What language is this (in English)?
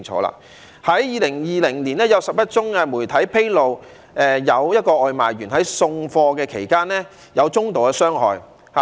Cantonese